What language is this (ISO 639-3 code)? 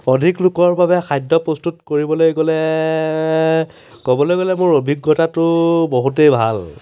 asm